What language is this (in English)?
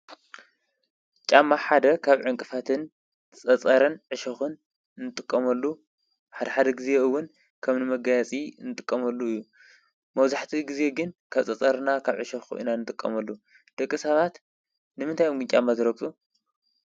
Tigrinya